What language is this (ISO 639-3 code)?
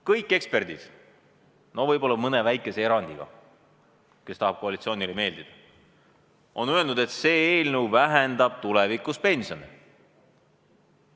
est